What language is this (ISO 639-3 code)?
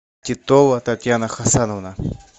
rus